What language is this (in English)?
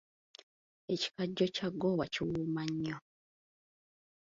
Ganda